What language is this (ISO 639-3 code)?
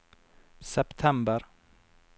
nor